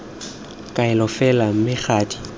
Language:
Tswana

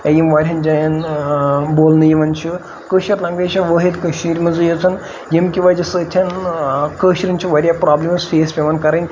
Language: Kashmiri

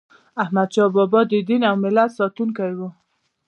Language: Pashto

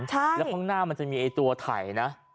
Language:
Thai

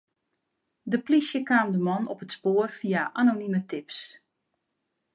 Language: Western Frisian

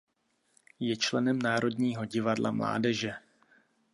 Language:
Czech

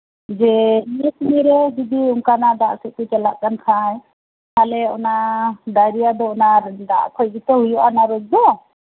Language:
Santali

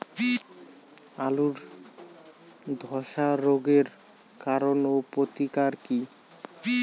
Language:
Bangla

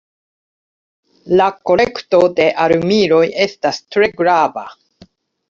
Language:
Esperanto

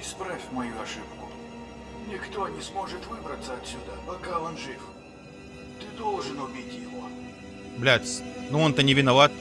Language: Russian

